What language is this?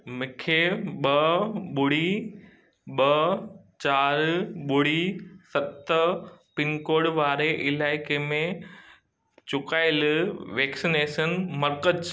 Sindhi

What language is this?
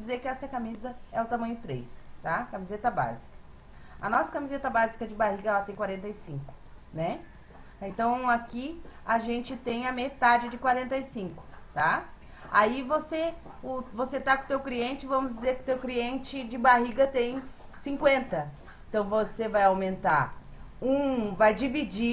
Portuguese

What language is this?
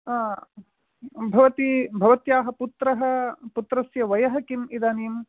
Sanskrit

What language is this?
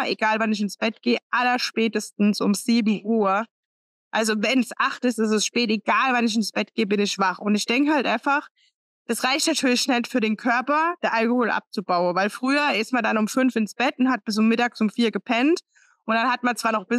German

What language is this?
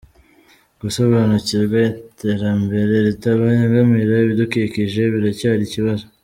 Kinyarwanda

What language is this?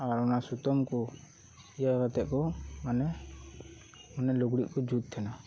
Santali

